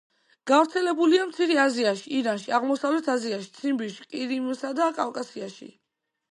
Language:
Georgian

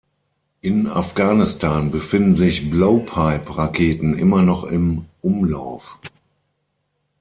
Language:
German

